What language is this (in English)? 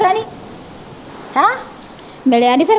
Punjabi